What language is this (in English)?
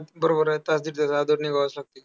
Marathi